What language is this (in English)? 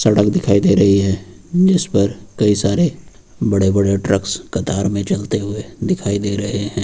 Hindi